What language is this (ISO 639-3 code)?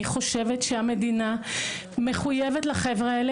heb